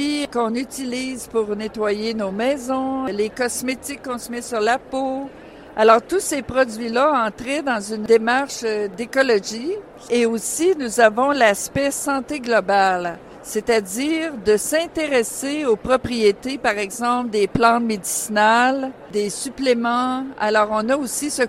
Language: French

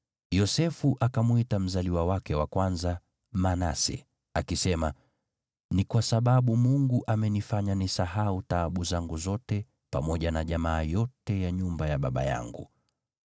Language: Swahili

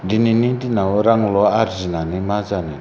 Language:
Bodo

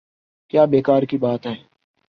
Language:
Urdu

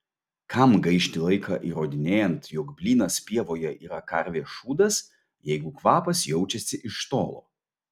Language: Lithuanian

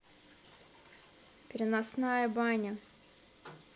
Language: Russian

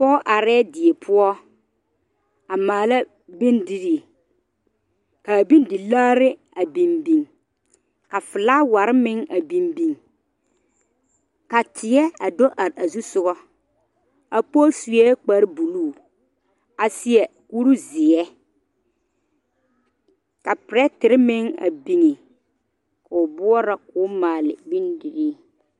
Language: Southern Dagaare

